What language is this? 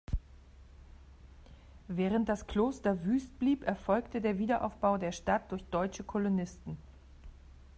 German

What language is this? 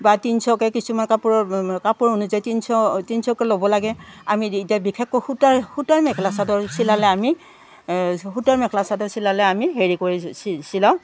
Assamese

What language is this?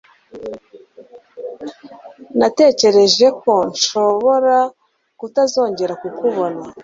Kinyarwanda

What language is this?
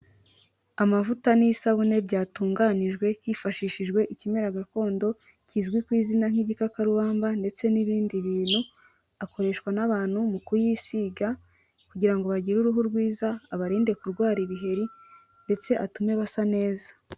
Kinyarwanda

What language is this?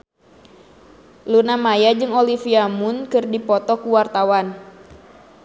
Sundanese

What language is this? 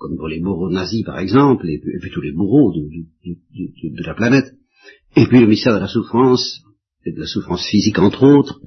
French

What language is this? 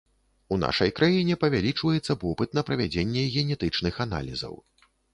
Belarusian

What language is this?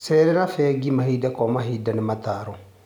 Kikuyu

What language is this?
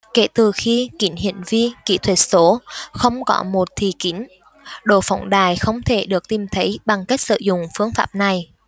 Vietnamese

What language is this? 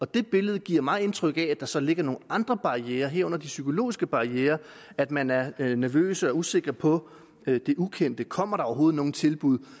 Danish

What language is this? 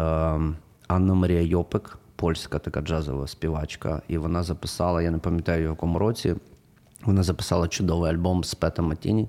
Ukrainian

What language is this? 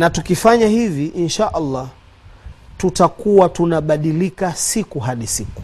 Swahili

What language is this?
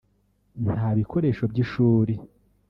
Kinyarwanda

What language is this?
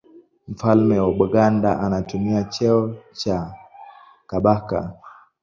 Swahili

